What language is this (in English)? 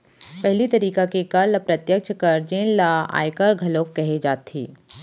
Chhattisgarhi